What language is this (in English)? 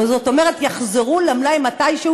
Hebrew